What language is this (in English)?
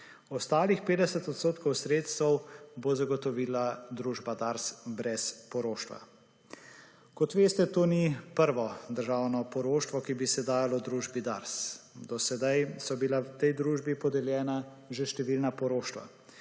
Slovenian